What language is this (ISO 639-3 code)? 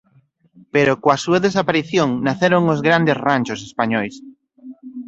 glg